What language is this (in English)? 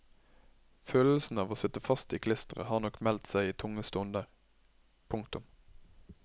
Norwegian